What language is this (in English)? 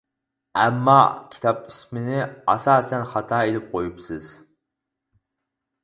Uyghur